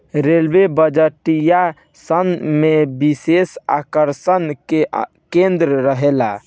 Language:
Bhojpuri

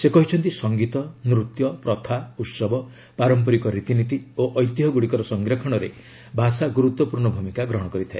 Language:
Odia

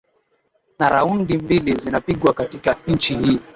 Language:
Swahili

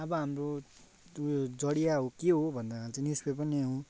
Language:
Nepali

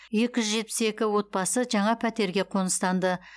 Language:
Kazakh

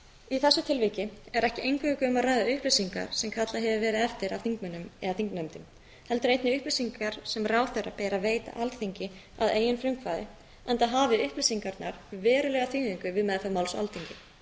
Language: Icelandic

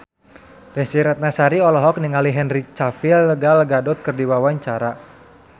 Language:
Sundanese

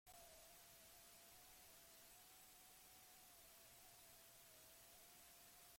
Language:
Basque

